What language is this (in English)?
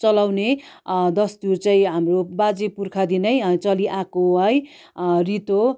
Nepali